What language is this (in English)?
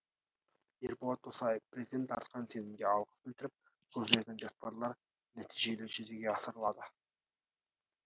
Kazakh